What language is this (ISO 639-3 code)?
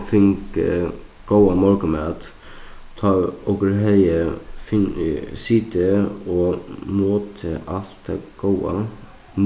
fao